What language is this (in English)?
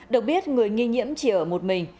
Vietnamese